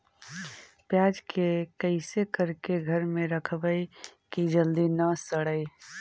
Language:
Magahi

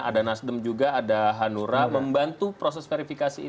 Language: Indonesian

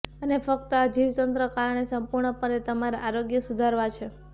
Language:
Gujarati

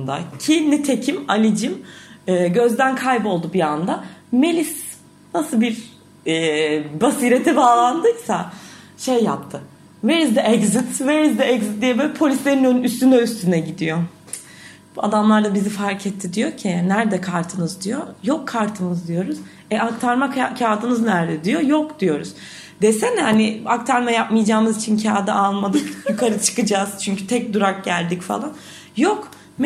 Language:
Turkish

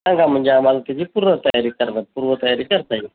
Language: Marathi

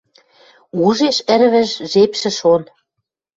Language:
Western Mari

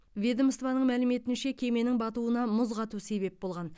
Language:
Kazakh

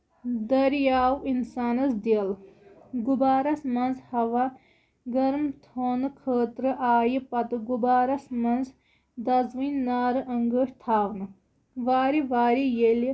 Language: Kashmiri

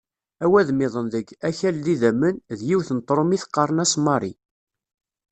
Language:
Kabyle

